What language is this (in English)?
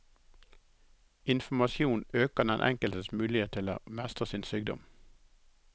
Norwegian